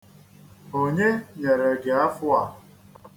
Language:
Igbo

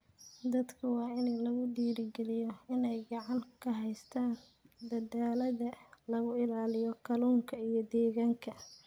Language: Somali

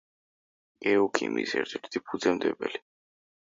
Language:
Georgian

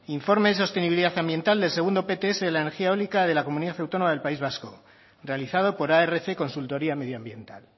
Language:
Spanish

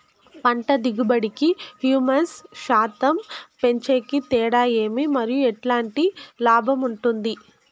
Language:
Telugu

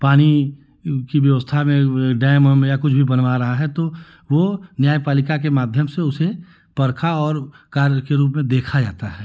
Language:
Hindi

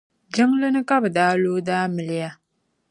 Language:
Dagbani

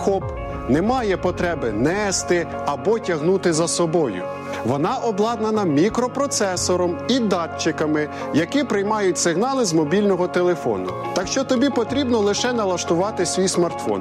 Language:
Ukrainian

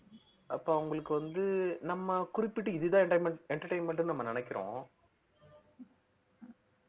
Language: Tamil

